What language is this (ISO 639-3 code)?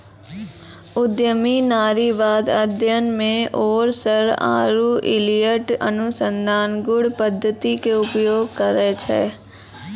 mai